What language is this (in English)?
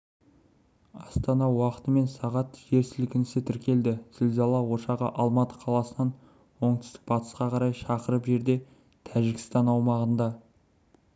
Kazakh